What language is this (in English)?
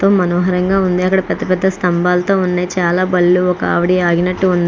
Telugu